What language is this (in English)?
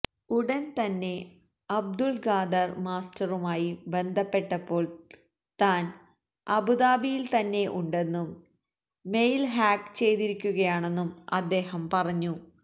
Malayalam